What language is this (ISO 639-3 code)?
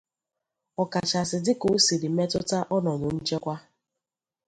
ibo